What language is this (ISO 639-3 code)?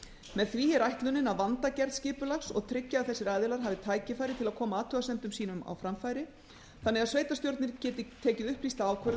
isl